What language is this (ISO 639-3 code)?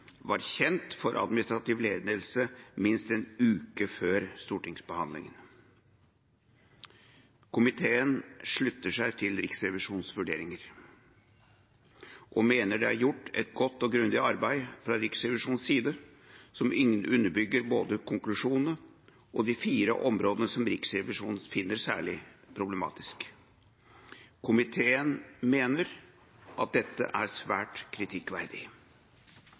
nob